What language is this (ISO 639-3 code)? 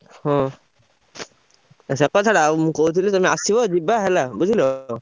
ori